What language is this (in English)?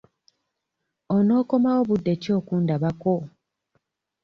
Ganda